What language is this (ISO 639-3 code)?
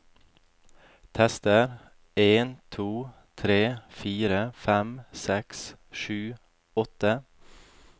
nor